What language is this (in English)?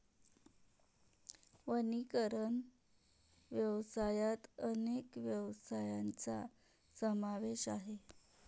Marathi